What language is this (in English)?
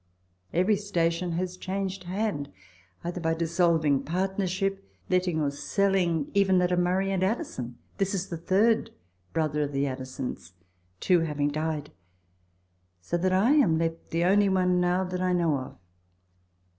English